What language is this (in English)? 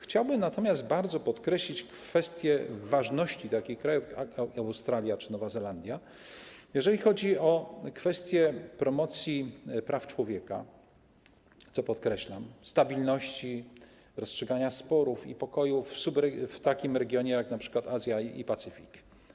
Polish